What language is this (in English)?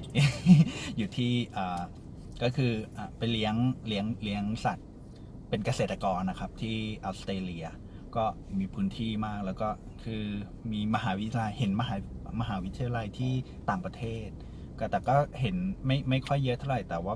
Thai